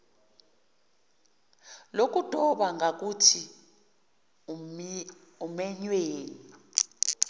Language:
Zulu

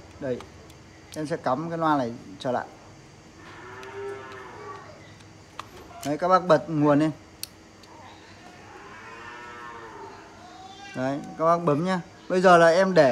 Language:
Vietnamese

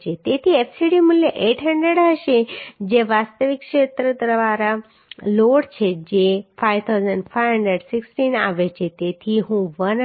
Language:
Gujarati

